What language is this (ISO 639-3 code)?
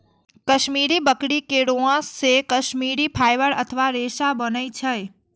mai